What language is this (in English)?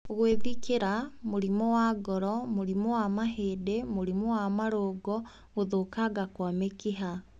Kikuyu